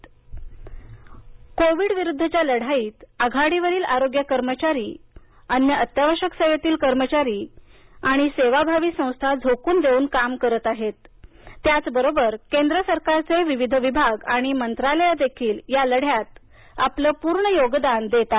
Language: Marathi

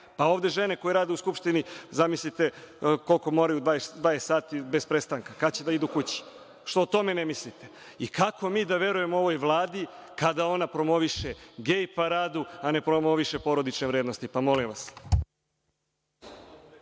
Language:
Serbian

